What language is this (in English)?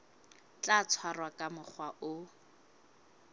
Southern Sotho